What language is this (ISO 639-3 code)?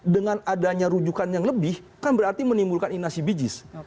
ind